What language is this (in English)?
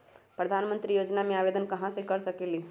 Magahi